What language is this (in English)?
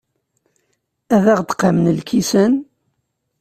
Kabyle